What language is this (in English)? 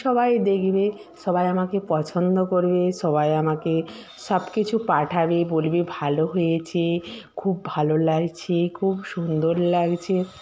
Bangla